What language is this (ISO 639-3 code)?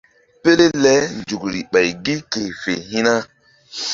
mdd